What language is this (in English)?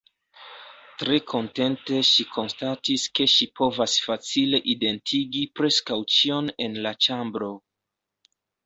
Esperanto